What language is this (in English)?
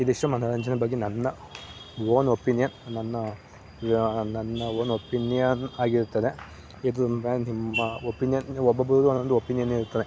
Kannada